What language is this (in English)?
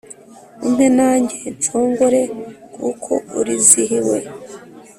Kinyarwanda